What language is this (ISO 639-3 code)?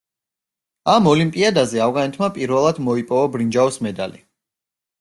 kat